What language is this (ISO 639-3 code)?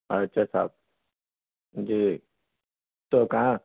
urd